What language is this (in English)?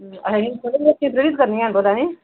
Dogri